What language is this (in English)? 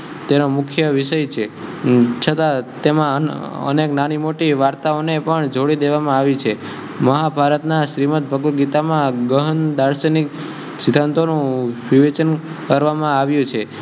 Gujarati